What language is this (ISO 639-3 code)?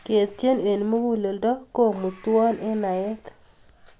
kln